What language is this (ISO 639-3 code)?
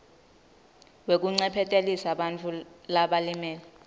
ssw